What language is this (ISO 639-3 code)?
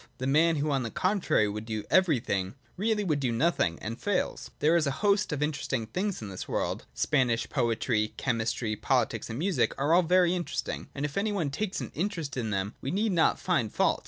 eng